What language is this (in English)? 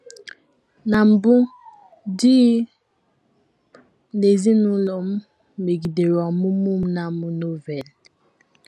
Igbo